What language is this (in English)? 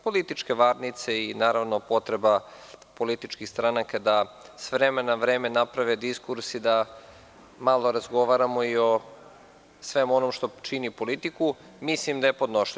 Serbian